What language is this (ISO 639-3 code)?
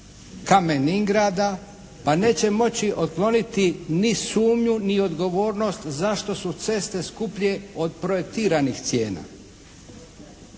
hrv